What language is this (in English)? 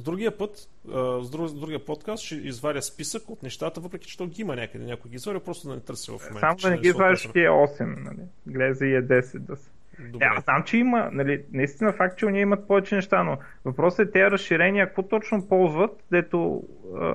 Bulgarian